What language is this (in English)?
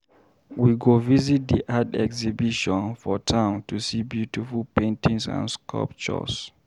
Nigerian Pidgin